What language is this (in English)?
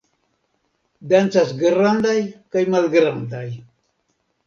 Esperanto